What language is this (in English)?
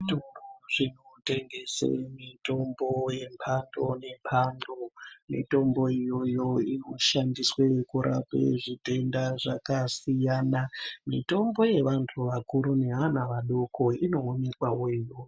Ndau